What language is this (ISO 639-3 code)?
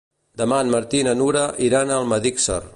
cat